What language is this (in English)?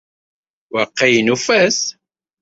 Kabyle